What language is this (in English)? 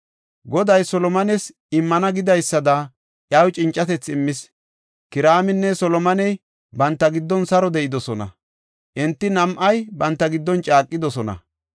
Gofa